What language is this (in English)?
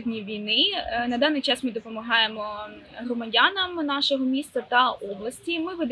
Ukrainian